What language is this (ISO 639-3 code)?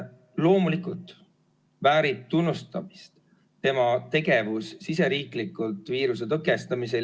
est